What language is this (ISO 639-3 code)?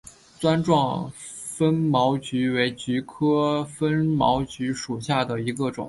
zho